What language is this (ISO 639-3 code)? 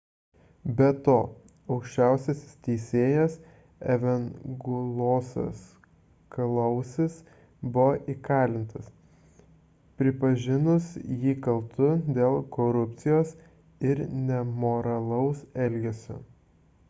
lit